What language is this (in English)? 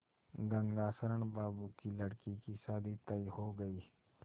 Hindi